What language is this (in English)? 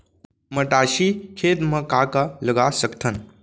Chhattisgarhi